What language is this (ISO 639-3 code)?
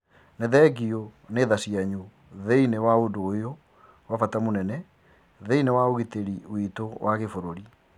kik